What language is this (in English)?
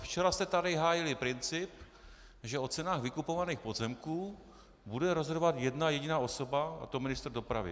Czech